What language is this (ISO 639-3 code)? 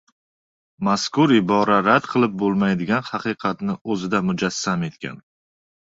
uzb